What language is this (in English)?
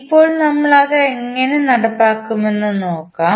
Malayalam